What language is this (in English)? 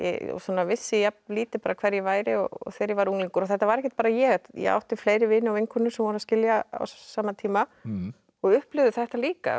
Icelandic